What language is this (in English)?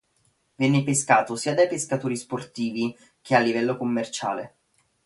Italian